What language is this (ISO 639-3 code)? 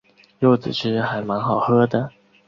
zho